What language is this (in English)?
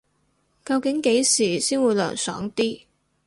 Cantonese